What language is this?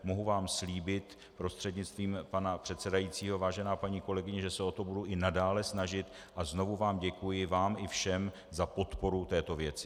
Czech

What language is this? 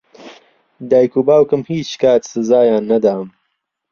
Central Kurdish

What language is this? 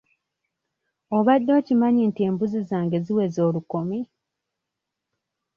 Ganda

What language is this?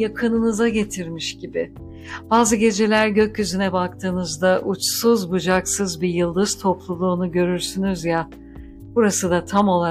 Turkish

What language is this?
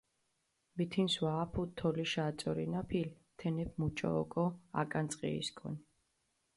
Mingrelian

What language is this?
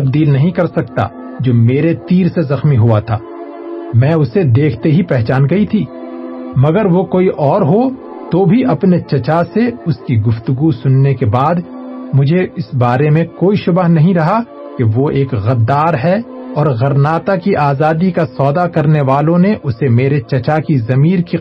Urdu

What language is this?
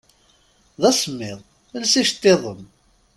Kabyle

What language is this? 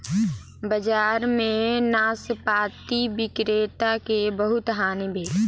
Maithili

